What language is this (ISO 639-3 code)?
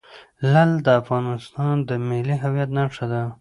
pus